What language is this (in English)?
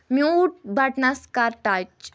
Kashmiri